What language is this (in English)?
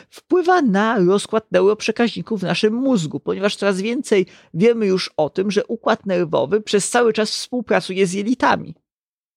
Polish